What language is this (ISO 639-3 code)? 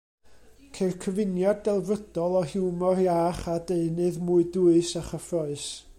cym